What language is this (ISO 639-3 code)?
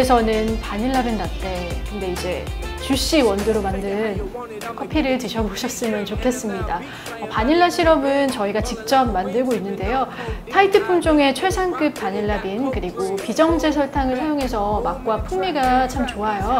kor